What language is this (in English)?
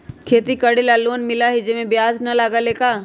Magahi